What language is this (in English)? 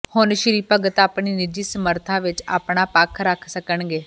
Punjabi